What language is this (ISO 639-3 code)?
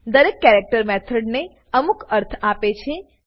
guj